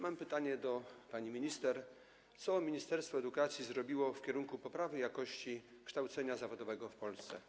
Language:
Polish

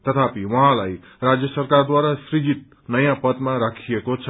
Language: Nepali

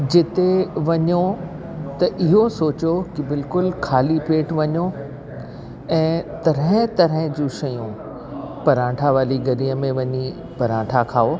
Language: Sindhi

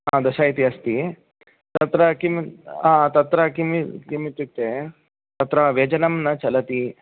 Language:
Sanskrit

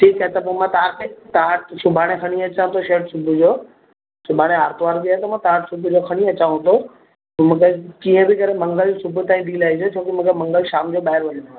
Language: Sindhi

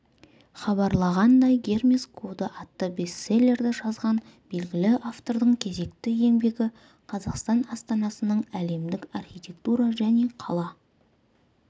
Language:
Kazakh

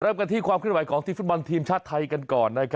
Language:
Thai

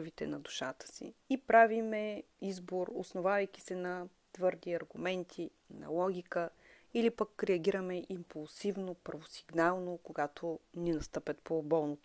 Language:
Bulgarian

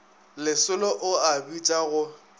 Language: Northern Sotho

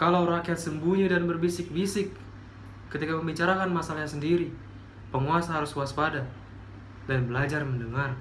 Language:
Indonesian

